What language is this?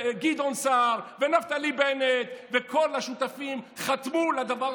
Hebrew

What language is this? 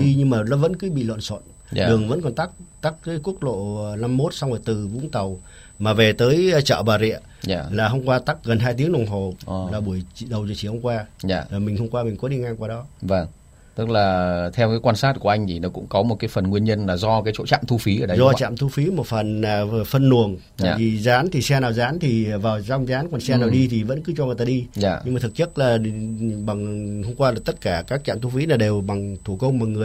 Vietnamese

